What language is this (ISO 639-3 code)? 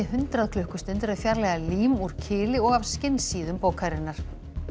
isl